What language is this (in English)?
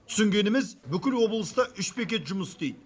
Kazakh